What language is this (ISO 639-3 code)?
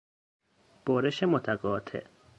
fas